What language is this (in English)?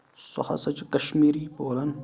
Kashmiri